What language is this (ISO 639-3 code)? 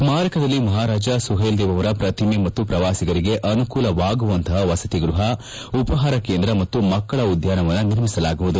kan